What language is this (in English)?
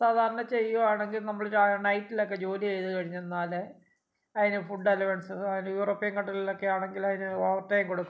Malayalam